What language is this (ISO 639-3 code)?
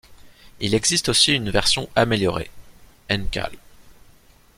fra